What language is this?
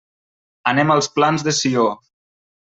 Catalan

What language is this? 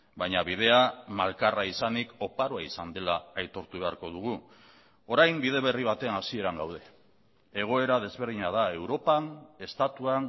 Basque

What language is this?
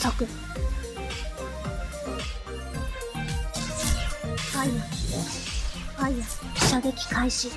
Japanese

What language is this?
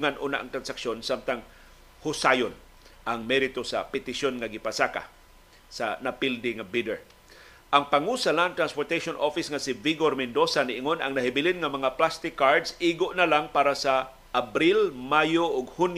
Filipino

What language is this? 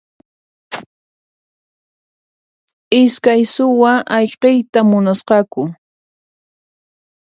Puno Quechua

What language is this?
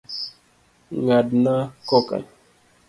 Luo (Kenya and Tanzania)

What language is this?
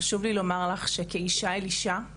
Hebrew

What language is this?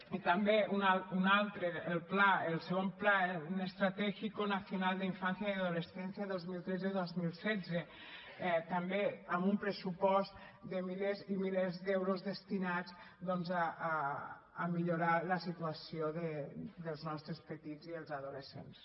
Catalan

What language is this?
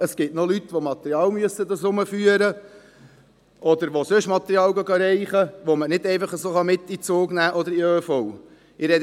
Swiss German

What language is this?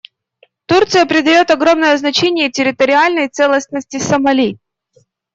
Russian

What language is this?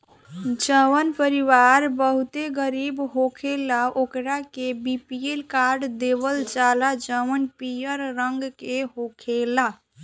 Bhojpuri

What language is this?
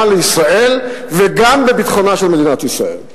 Hebrew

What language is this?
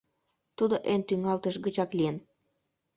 Mari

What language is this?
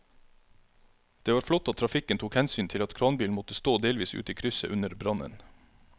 Norwegian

